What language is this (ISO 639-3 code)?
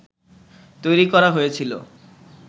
ben